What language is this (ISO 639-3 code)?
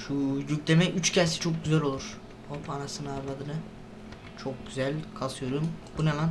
tur